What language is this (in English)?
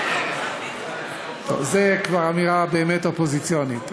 Hebrew